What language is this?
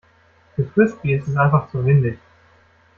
German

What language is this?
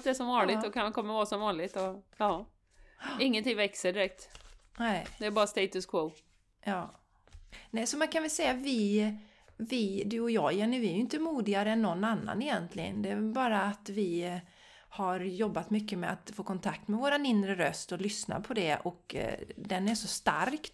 Swedish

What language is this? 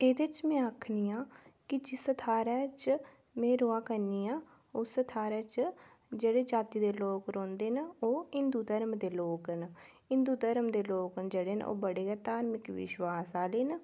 Dogri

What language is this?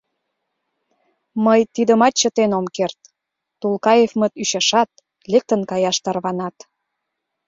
Mari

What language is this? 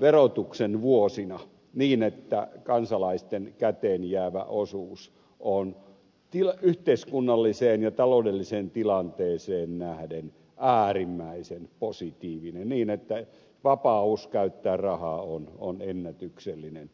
Finnish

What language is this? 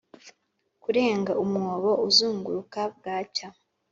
Kinyarwanda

